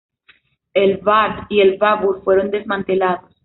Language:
Spanish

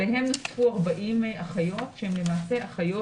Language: Hebrew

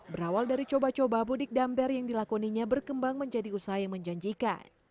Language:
Indonesian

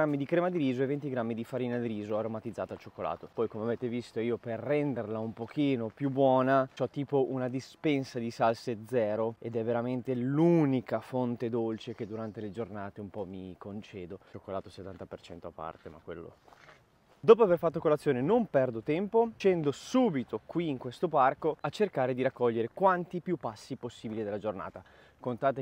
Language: Italian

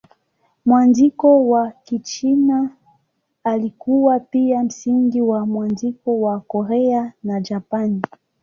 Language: Swahili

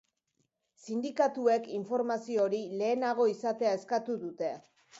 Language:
Basque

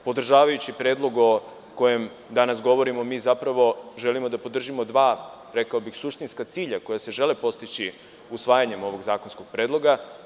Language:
Serbian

